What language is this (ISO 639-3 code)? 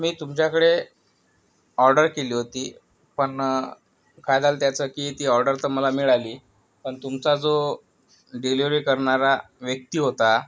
mar